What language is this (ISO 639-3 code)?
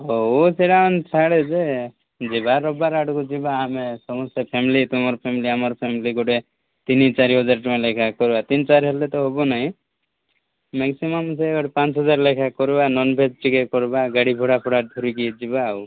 ori